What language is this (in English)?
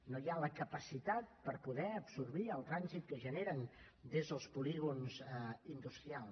Catalan